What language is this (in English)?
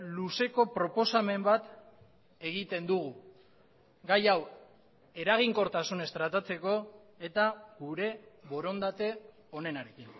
Basque